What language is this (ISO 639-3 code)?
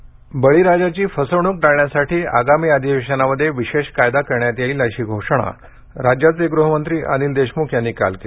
mar